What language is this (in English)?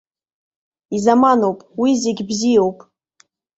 Abkhazian